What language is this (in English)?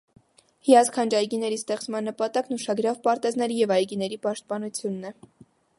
Armenian